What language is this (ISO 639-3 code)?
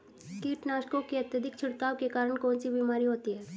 hin